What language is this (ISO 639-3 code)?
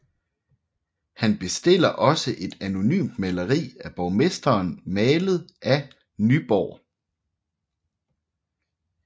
dan